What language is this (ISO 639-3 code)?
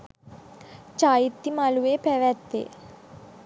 sin